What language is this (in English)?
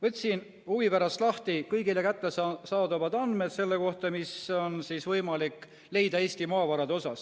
Estonian